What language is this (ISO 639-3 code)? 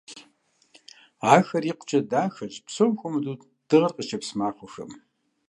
kbd